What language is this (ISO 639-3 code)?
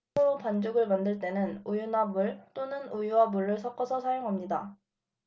kor